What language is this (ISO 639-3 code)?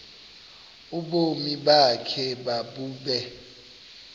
xho